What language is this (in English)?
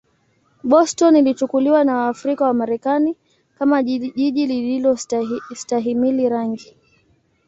Swahili